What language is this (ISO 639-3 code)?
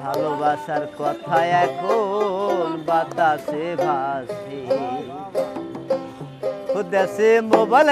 ron